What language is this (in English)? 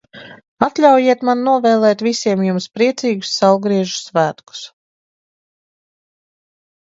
Latvian